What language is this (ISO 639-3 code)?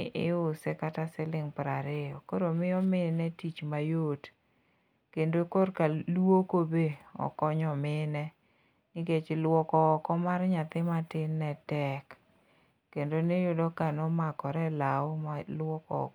luo